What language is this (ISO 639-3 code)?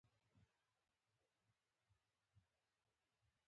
pus